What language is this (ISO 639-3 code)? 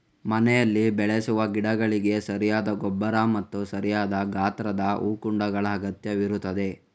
kan